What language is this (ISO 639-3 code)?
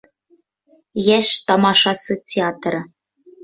bak